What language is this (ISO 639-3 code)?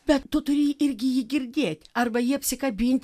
lit